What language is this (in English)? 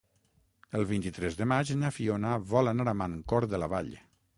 Catalan